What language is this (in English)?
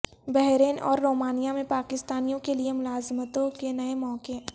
Urdu